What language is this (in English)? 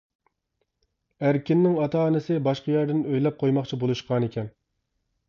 Uyghur